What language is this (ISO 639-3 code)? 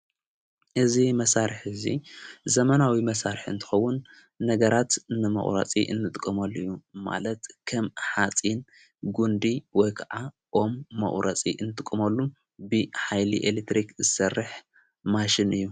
tir